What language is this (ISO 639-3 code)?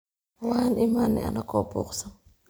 som